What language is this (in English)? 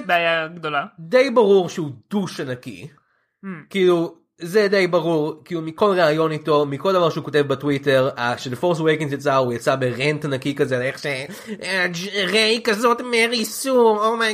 Hebrew